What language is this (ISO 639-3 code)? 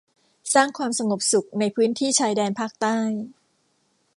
tha